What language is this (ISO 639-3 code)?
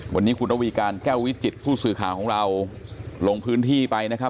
tha